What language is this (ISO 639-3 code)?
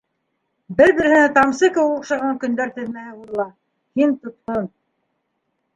bak